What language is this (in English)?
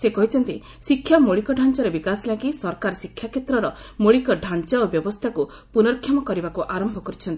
Odia